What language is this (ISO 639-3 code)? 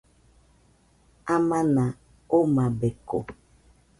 hux